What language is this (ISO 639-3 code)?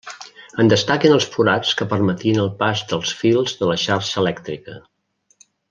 cat